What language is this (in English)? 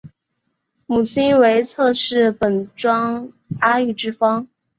Chinese